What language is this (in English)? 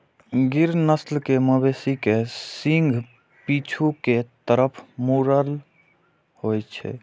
Maithili